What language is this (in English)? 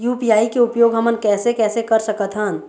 Chhattisgarhi